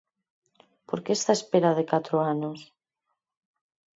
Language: Galician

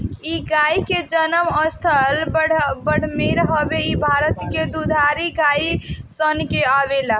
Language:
Bhojpuri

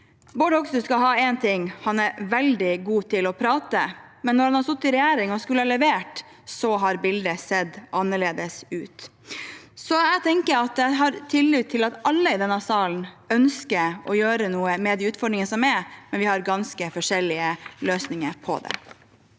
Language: Norwegian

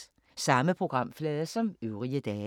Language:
Danish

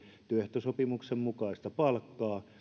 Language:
Finnish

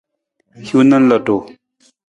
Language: Nawdm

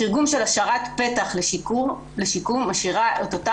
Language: Hebrew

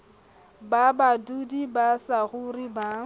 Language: Southern Sotho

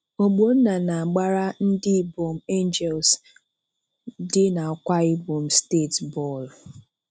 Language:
Igbo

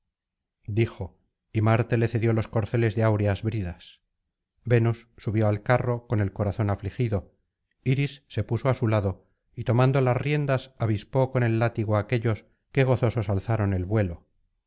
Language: Spanish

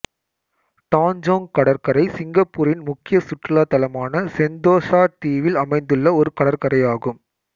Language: Tamil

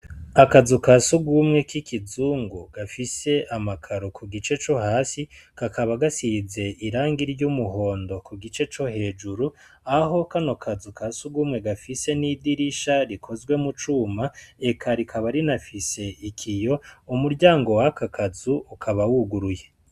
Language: Rundi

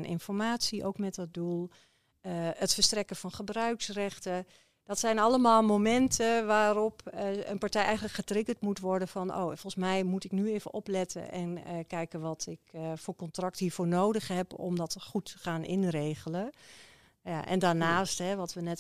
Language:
Dutch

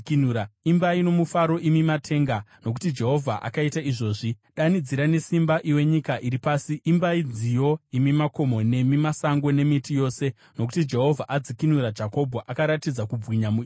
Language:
Shona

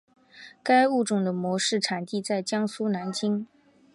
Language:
Chinese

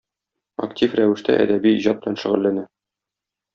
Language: Tatar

